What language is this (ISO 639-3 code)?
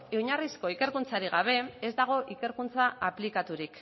eus